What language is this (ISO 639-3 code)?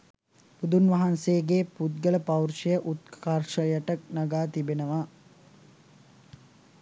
sin